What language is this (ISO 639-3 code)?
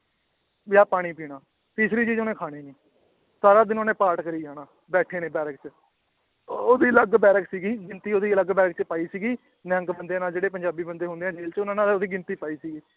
pan